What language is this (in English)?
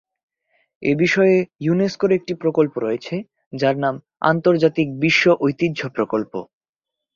Bangla